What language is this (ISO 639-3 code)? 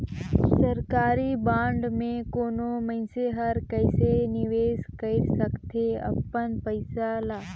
hne